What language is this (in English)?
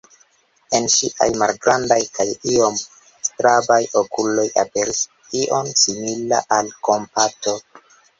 Esperanto